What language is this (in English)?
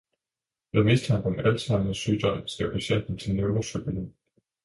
Danish